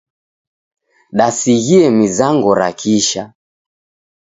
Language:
Taita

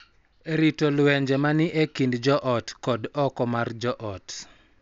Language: Luo (Kenya and Tanzania)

